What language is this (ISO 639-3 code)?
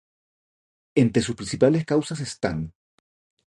spa